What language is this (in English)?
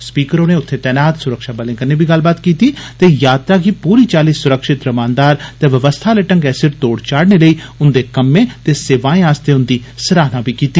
Dogri